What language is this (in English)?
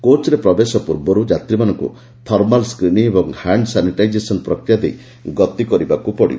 Odia